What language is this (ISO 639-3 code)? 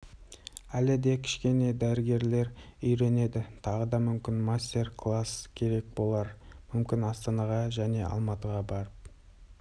kaz